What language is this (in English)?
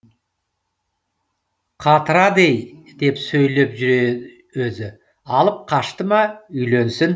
Kazakh